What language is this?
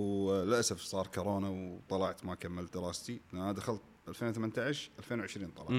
Arabic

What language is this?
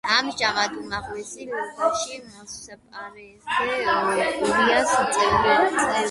Georgian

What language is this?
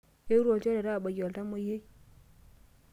Masai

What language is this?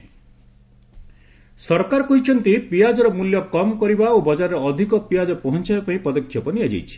Odia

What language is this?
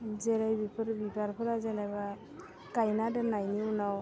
Bodo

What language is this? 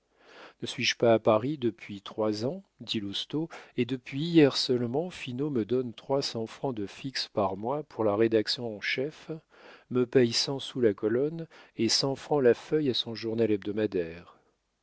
French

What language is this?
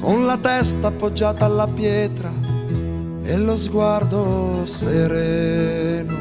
Italian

